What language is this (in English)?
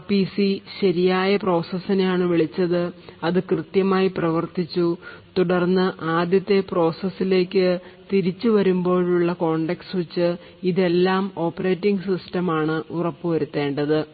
Malayalam